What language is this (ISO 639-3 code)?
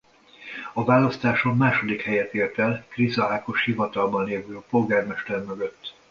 hun